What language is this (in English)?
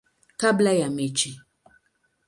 Swahili